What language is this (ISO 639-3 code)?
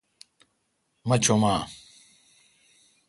xka